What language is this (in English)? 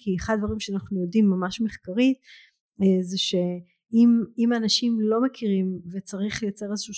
Hebrew